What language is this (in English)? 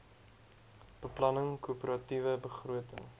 Afrikaans